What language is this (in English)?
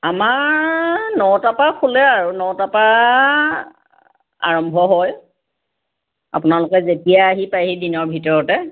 Assamese